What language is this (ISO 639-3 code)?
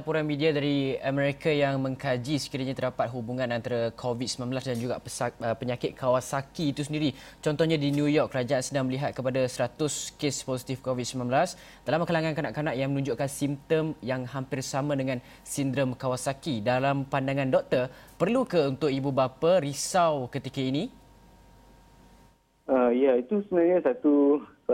msa